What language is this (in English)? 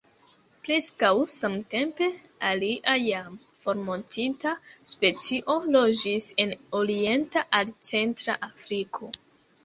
Esperanto